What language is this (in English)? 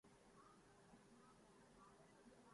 Urdu